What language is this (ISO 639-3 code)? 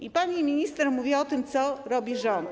pol